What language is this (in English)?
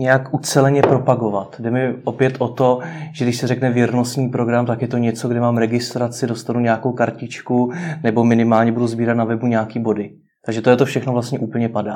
Czech